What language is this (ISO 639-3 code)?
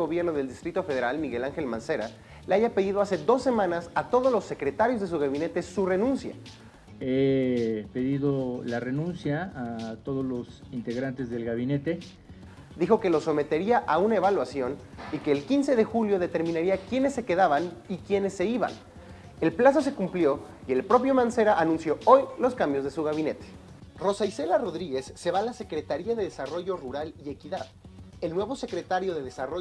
spa